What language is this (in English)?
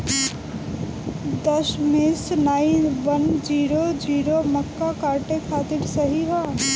Bhojpuri